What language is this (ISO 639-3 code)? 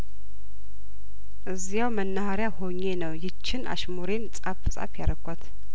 amh